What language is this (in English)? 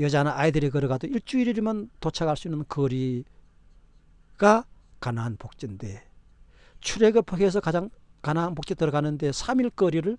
Korean